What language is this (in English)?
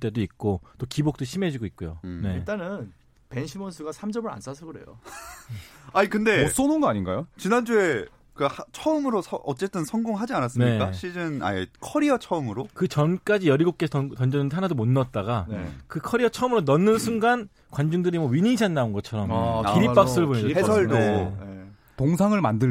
Korean